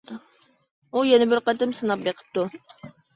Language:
Uyghur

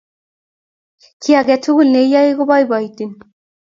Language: Kalenjin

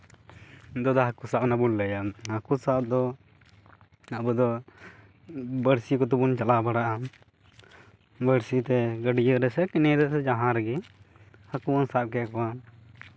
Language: Santali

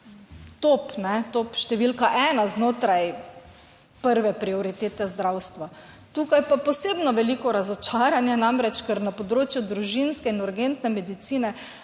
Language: Slovenian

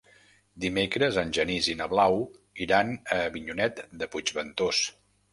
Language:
Catalan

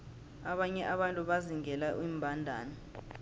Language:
South Ndebele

